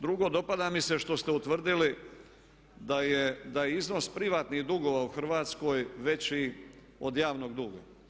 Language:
Croatian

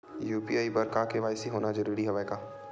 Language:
Chhattisgarhi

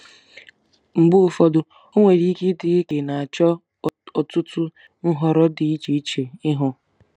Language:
Igbo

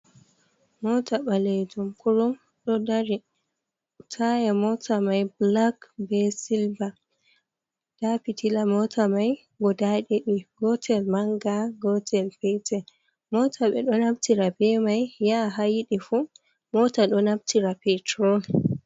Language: Fula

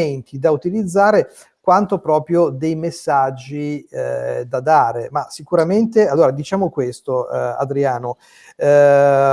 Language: Italian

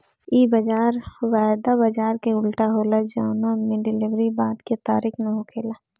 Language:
Bhojpuri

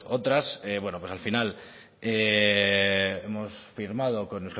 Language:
Spanish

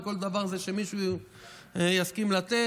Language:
Hebrew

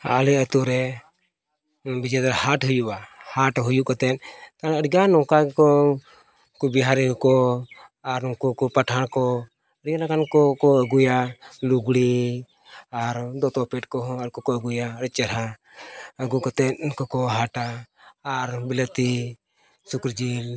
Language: Santali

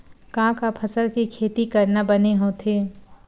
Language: Chhattisgarhi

